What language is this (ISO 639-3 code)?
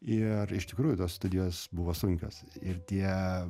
lit